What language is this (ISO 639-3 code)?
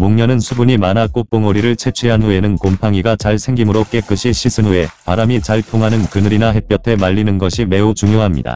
kor